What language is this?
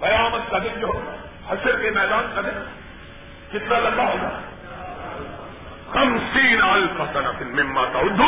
Urdu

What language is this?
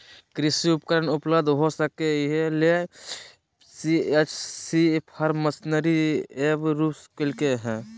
Magahi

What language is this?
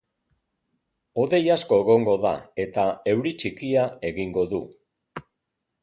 Basque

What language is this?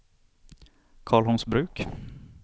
Swedish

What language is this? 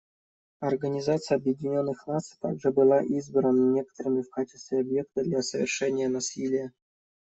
Russian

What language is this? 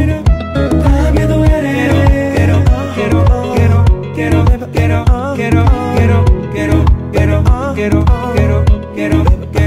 Dutch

